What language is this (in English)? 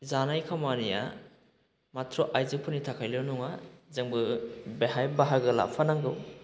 Bodo